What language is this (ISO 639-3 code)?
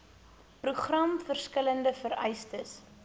afr